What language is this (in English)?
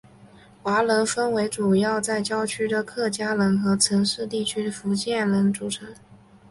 Chinese